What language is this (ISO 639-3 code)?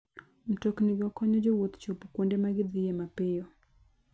luo